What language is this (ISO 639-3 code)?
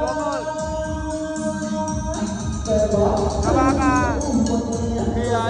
vie